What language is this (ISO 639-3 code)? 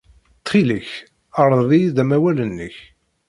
kab